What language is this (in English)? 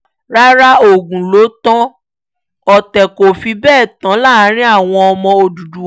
Yoruba